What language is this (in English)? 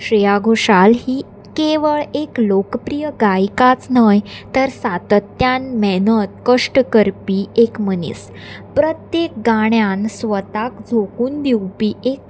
Konkani